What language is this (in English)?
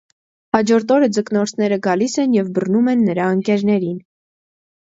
Armenian